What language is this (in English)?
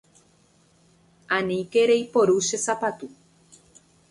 Guarani